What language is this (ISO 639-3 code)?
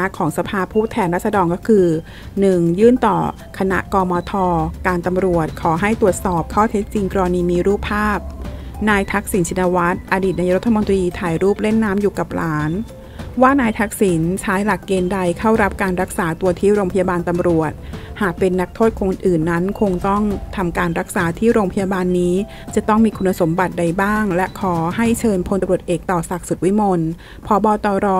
tha